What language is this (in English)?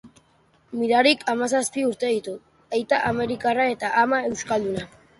Basque